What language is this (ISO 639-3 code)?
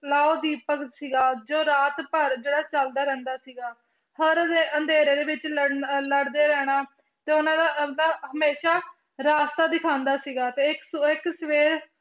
pan